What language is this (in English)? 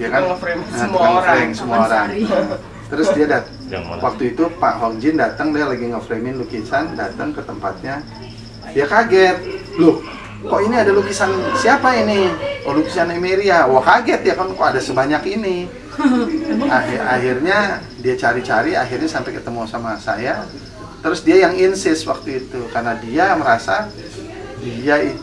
Indonesian